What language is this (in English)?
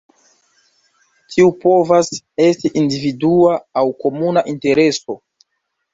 Esperanto